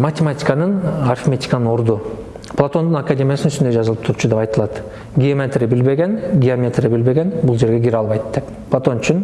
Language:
Turkish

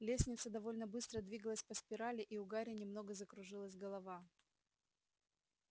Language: Russian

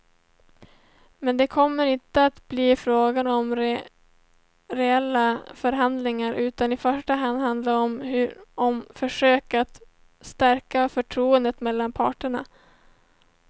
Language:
Swedish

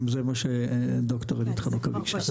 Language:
Hebrew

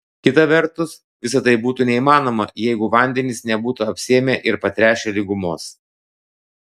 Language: Lithuanian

